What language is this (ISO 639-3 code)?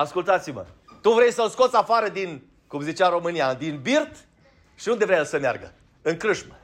ron